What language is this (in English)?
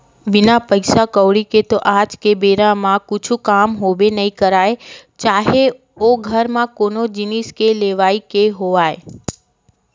Chhattisgarhi